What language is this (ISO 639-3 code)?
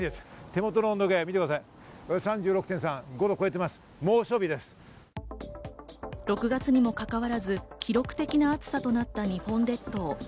jpn